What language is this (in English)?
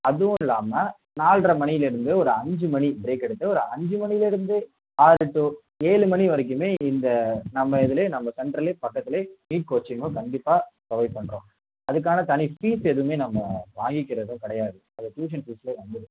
Tamil